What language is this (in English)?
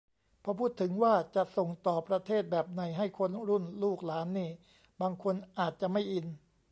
Thai